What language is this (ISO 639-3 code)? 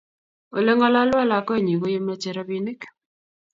kln